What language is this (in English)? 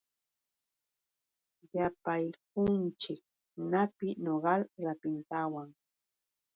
Yauyos Quechua